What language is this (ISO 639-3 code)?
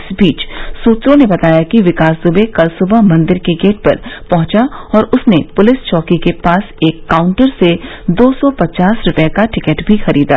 hin